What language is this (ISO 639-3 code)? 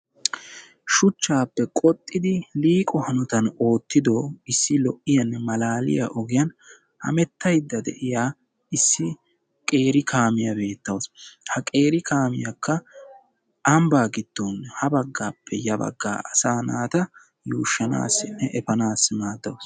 wal